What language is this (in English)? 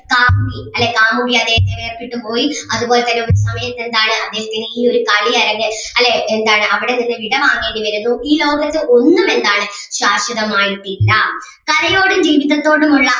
Malayalam